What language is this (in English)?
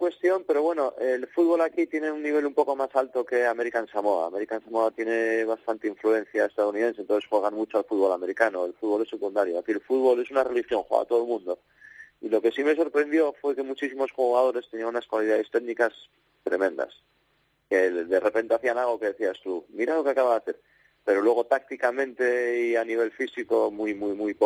Spanish